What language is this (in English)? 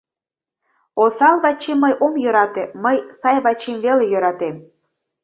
Mari